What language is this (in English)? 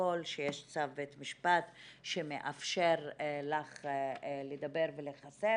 Hebrew